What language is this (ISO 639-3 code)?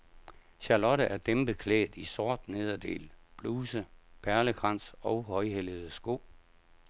dan